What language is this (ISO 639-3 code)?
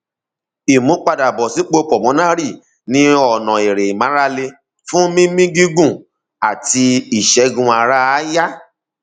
yor